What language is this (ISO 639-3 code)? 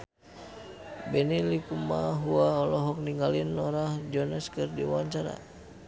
sun